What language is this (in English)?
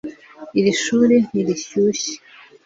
Kinyarwanda